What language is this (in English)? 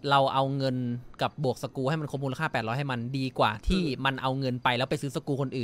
Thai